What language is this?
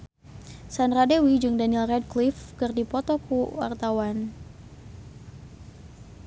Sundanese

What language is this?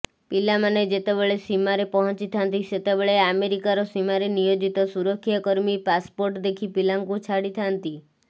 Odia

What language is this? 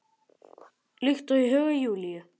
Icelandic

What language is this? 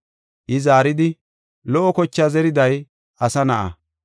Gofa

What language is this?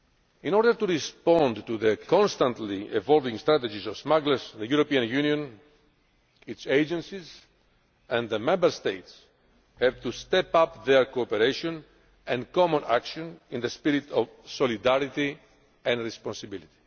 English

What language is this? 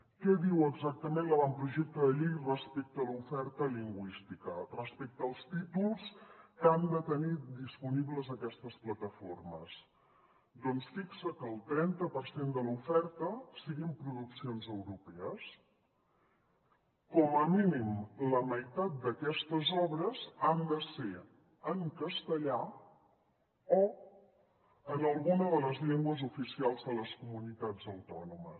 Catalan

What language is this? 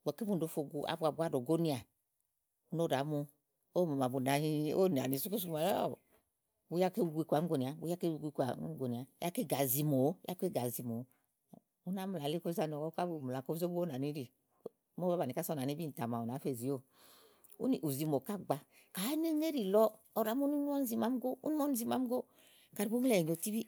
Igo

